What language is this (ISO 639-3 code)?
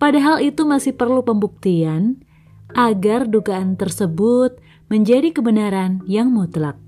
ind